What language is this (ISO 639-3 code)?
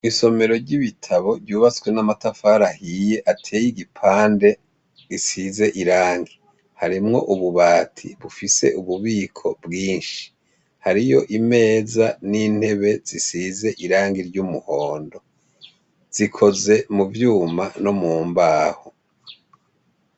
run